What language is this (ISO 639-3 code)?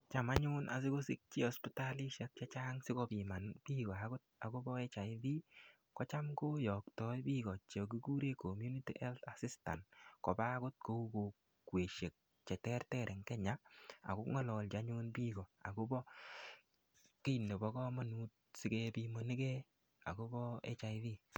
kln